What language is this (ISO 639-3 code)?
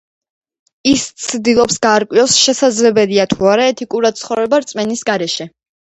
kat